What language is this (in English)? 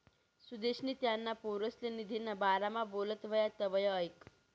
Marathi